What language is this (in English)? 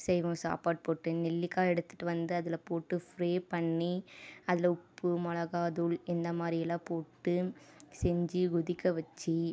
Tamil